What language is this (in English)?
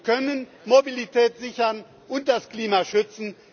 German